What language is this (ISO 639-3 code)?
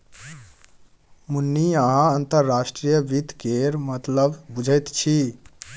mai